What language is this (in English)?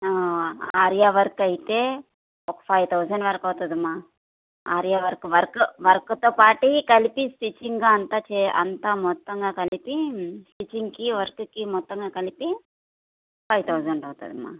Telugu